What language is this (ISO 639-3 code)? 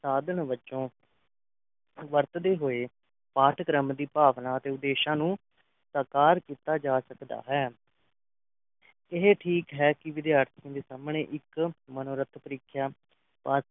pan